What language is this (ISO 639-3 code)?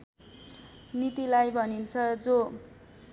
nep